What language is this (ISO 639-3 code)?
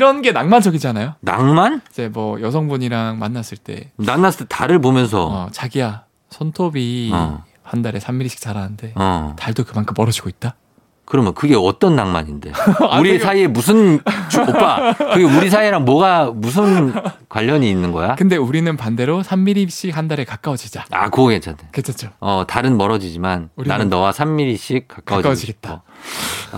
kor